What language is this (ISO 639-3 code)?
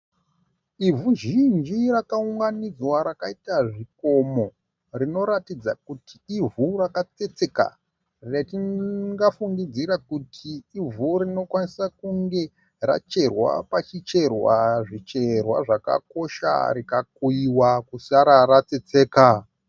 sna